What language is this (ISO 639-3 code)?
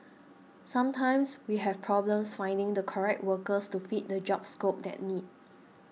eng